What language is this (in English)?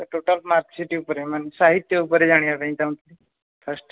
Odia